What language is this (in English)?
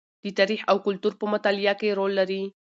Pashto